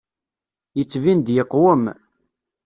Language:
Kabyle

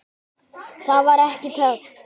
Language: Icelandic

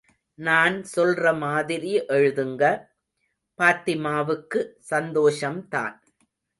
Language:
Tamil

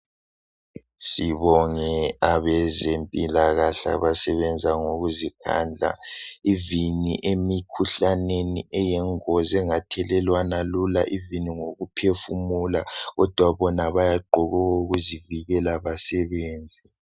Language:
North Ndebele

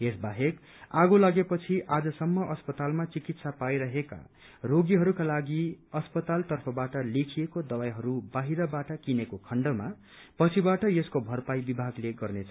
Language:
Nepali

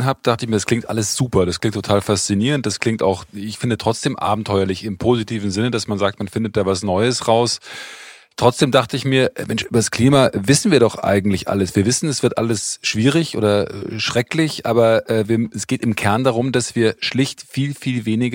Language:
German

